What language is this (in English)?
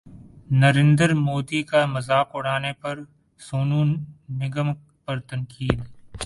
Urdu